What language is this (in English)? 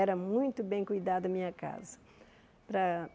Portuguese